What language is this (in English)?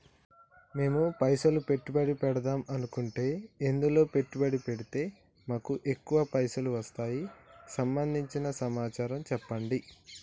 Telugu